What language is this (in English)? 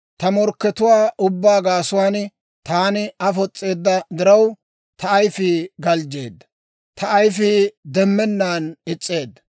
Dawro